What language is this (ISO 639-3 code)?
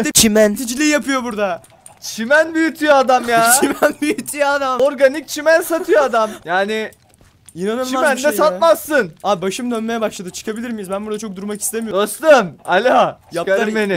tur